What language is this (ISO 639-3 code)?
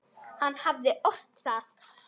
isl